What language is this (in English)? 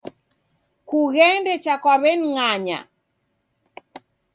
Taita